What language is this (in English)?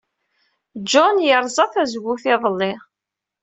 Kabyle